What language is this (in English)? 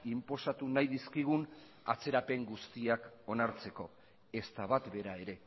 Basque